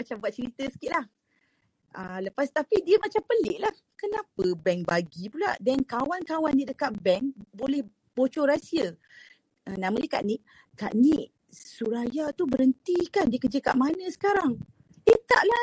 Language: Malay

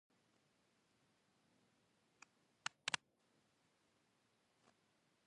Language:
Pashto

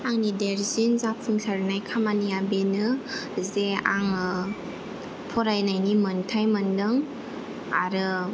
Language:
Bodo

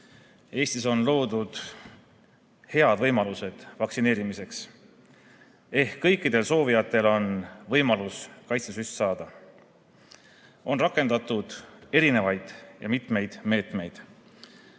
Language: Estonian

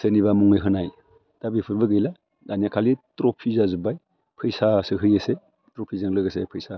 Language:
Bodo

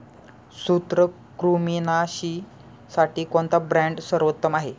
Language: Marathi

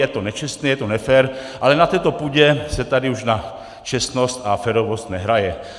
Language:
Czech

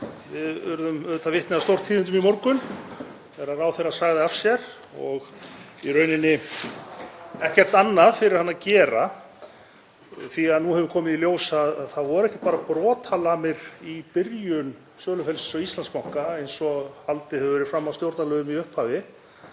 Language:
Icelandic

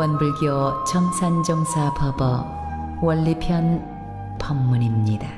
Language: Korean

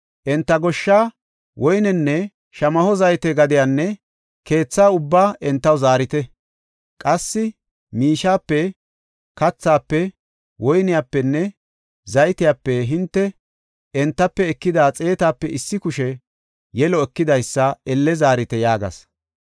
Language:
Gofa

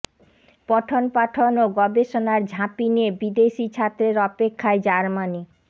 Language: Bangla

